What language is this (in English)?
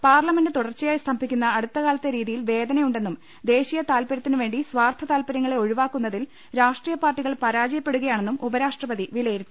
Malayalam